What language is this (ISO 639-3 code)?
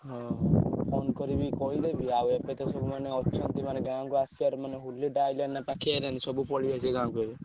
ori